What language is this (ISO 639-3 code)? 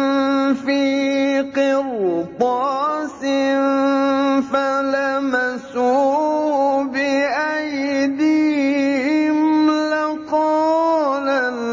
ara